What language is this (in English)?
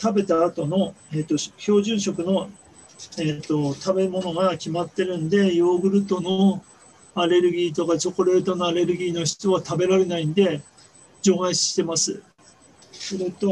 Japanese